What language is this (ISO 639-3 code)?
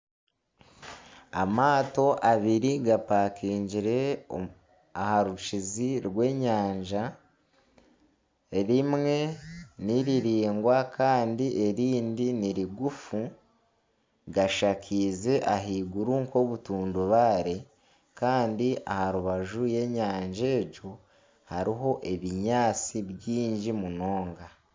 nyn